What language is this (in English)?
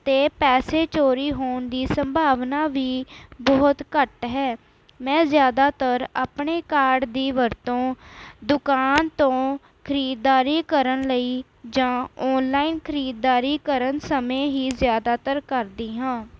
Punjabi